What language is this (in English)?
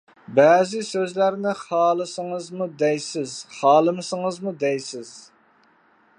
Uyghur